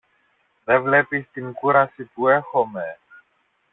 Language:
Greek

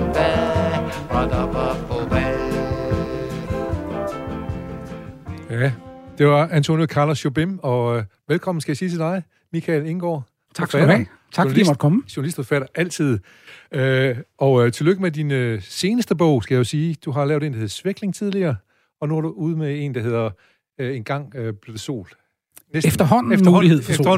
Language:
Danish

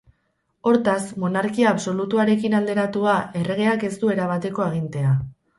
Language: Basque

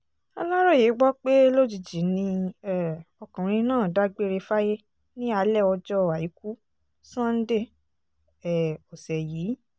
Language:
Yoruba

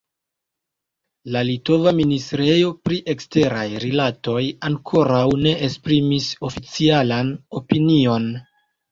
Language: Esperanto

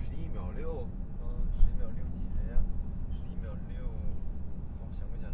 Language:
Chinese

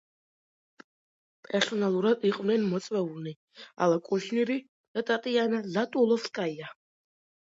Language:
Georgian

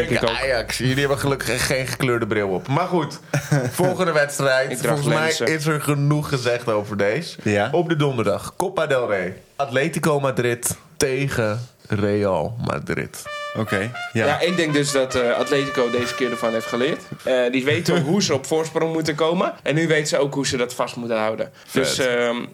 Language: Dutch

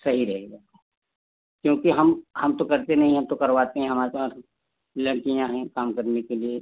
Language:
Hindi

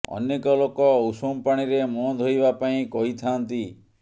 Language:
Odia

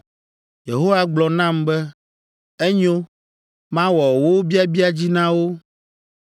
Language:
Ewe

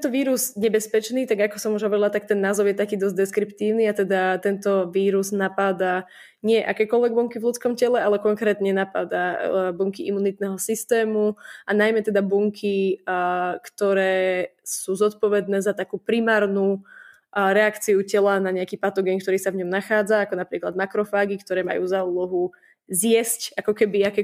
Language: Slovak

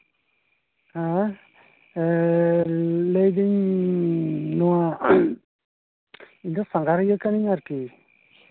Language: Santali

